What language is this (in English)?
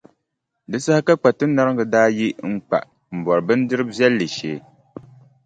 Dagbani